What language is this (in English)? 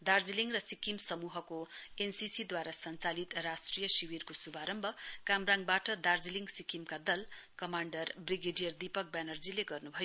Nepali